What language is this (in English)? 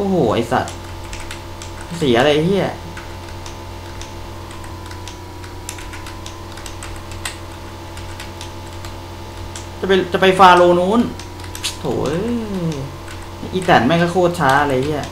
Thai